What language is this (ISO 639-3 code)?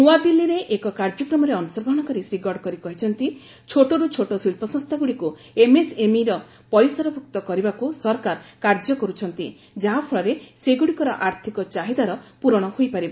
ori